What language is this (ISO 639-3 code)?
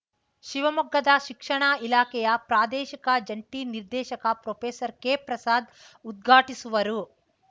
kan